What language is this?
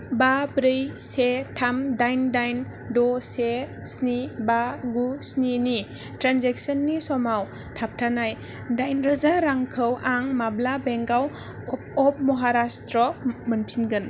Bodo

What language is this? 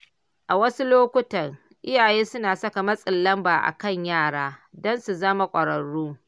Hausa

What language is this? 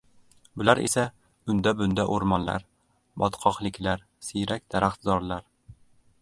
Uzbek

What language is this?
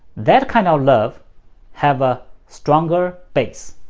English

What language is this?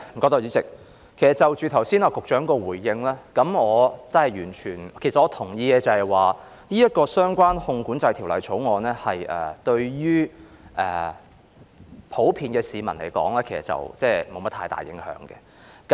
Cantonese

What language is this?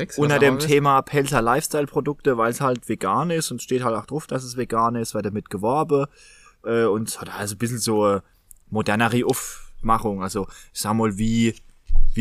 German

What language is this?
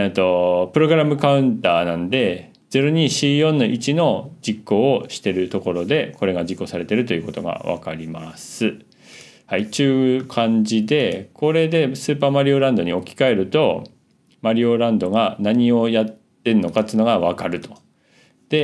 Japanese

